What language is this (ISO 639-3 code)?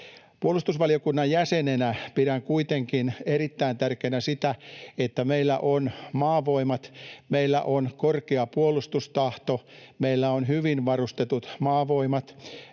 fin